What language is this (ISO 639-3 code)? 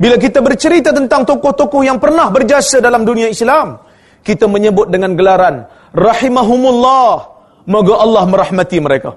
msa